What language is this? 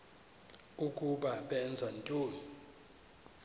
Xhosa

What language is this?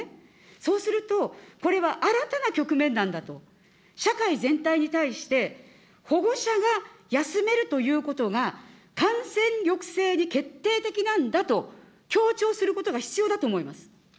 Japanese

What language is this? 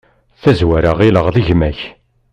Kabyle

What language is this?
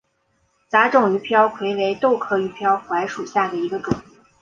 Chinese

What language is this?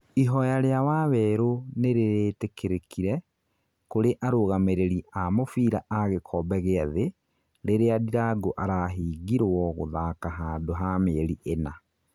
Kikuyu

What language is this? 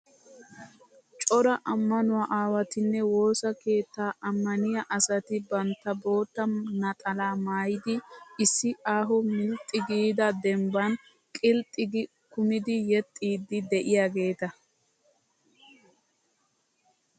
Wolaytta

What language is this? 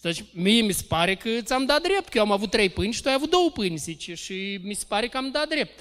Romanian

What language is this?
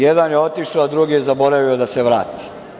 Serbian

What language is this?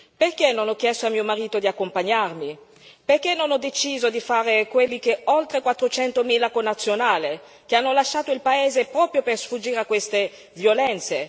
Italian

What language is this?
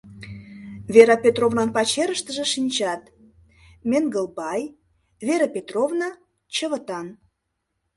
Mari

